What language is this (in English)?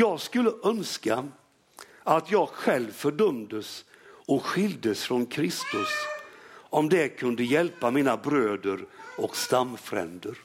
Swedish